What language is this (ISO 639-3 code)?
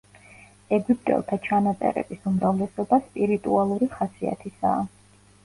kat